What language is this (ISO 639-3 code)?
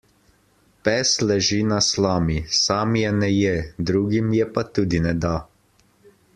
slv